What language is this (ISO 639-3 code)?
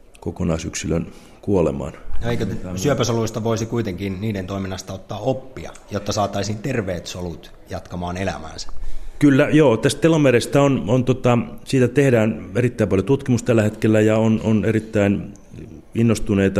fin